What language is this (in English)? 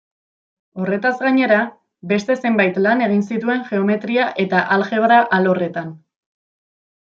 Basque